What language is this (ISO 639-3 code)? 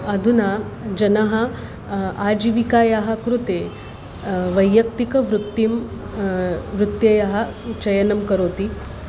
san